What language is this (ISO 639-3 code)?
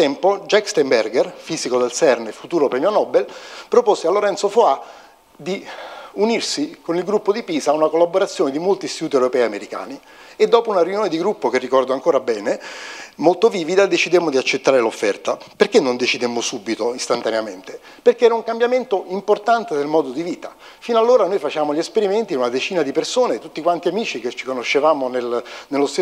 ita